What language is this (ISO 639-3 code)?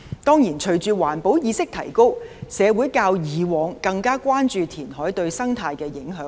yue